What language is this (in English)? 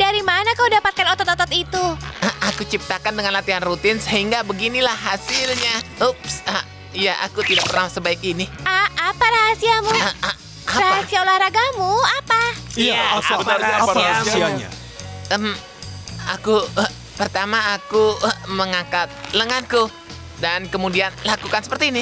Indonesian